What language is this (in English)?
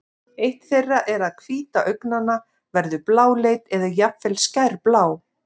Icelandic